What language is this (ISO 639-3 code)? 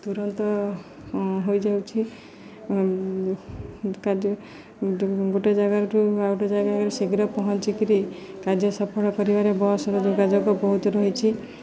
ori